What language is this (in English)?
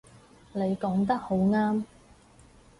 Cantonese